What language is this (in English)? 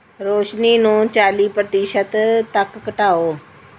Punjabi